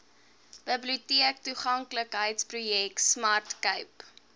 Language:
Afrikaans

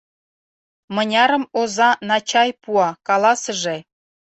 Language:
Mari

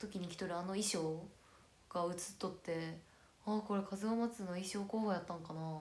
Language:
Japanese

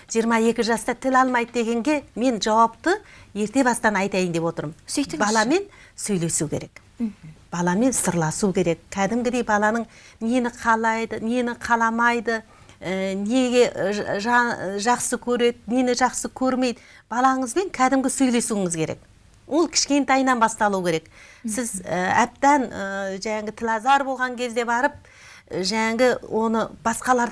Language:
Turkish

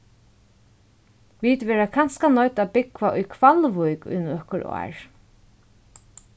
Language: Faroese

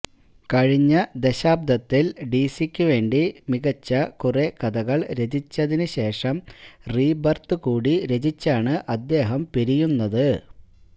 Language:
Malayalam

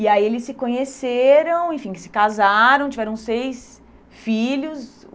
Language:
Portuguese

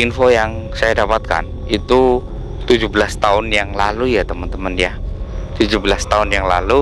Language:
Indonesian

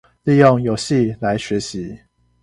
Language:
Chinese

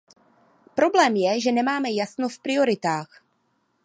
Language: Czech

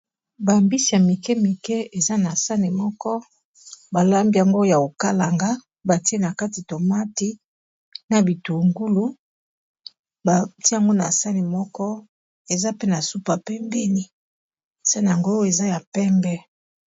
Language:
Lingala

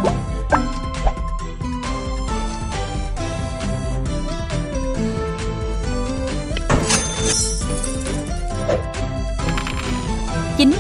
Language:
Vietnamese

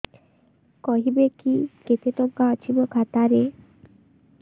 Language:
Odia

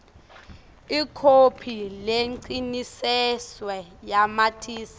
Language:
Swati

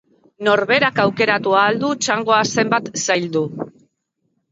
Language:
Basque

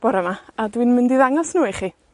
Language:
Welsh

